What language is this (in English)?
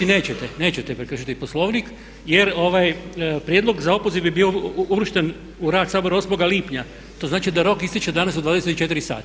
Croatian